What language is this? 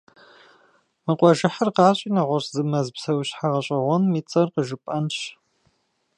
Kabardian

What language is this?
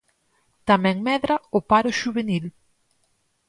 Galician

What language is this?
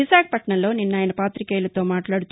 Telugu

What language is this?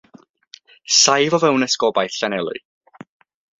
Welsh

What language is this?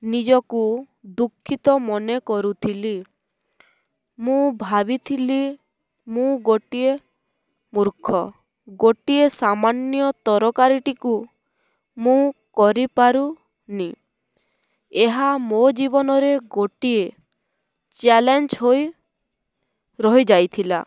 Odia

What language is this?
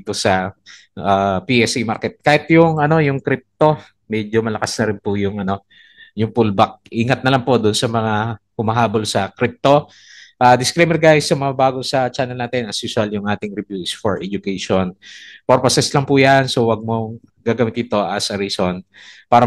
Filipino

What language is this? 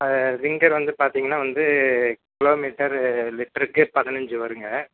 Tamil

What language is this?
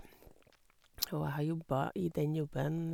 Norwegian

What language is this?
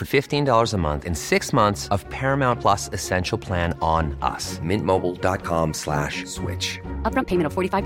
Filipino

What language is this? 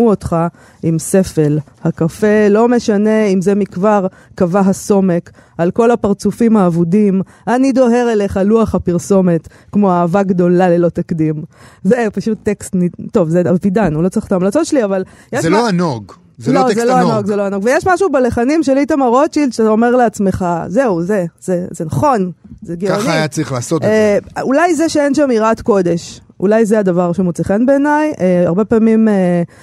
Hebrew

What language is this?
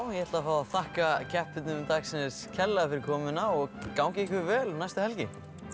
Icelandic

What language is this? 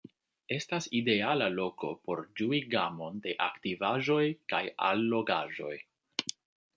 Esperanto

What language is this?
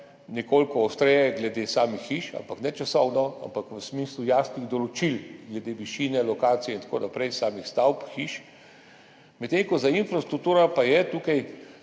Slovenian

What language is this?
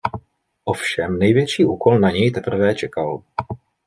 Czech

